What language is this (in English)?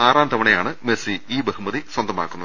Malayalam